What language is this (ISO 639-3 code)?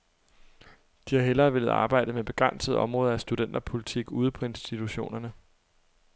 dan